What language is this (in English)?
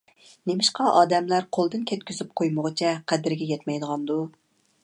Uyghur